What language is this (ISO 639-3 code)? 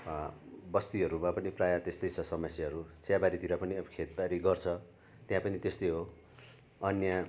nep